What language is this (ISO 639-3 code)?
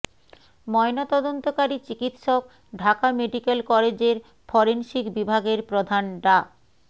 ben